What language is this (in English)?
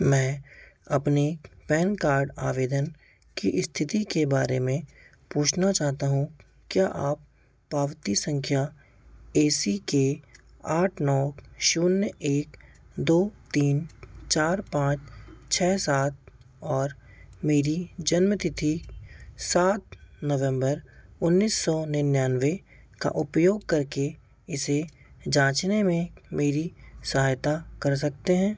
Hindi